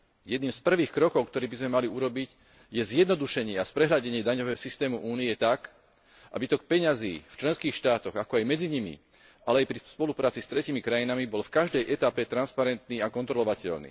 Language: Slovak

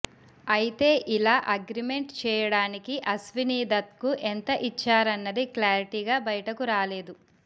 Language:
Telugu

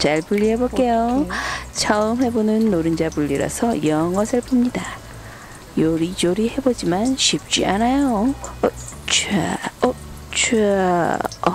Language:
Korean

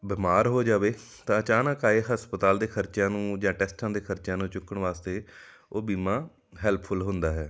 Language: Punjabi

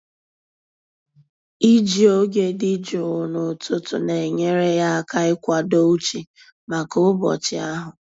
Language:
Igbo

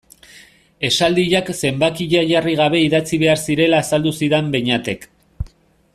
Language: Basque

